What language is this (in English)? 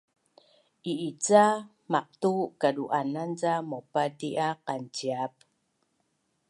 Bunun